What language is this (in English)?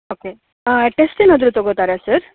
Kannada